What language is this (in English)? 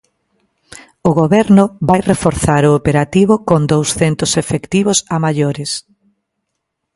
Galician